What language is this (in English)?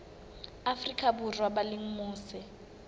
Southern Sotho